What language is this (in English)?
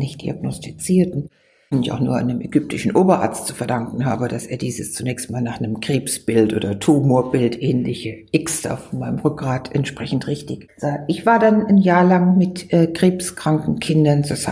German